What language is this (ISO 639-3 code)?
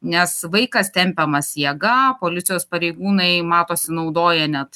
lit